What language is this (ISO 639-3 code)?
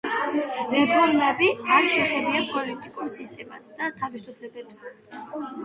kat